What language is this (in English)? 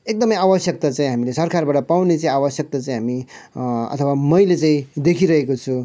Nepali